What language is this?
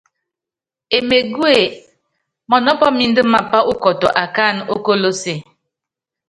Yangben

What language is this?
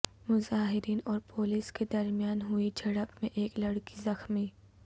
Urdu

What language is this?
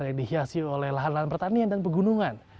Indonesian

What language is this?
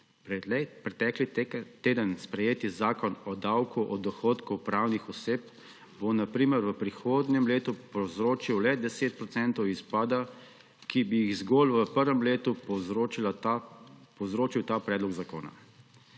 Slovenian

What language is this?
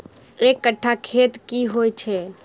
Maithili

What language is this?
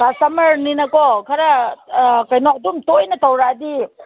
Manipuri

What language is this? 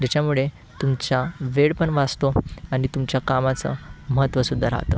Marathi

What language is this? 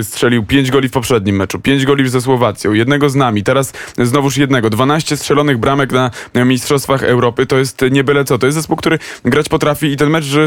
Polish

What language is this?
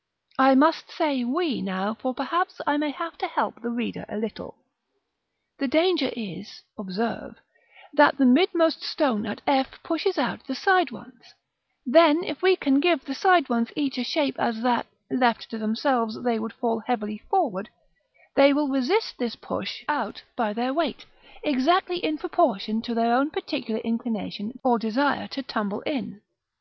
English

